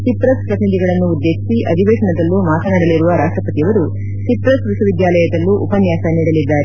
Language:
Kannada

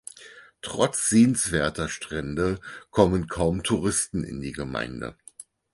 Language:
German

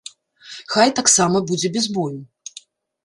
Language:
Belarusian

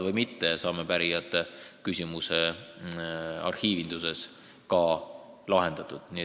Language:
Estonian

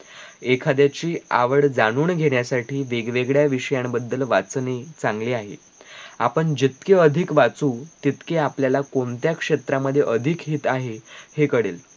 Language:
Marathi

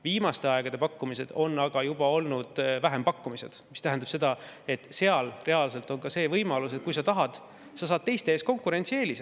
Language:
Estonian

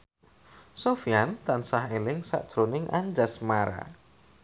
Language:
Javanese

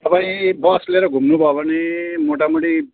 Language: Nepali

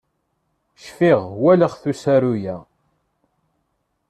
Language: Kabyle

